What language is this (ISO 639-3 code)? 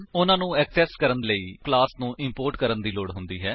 pan